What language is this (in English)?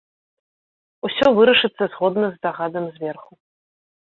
Belarusian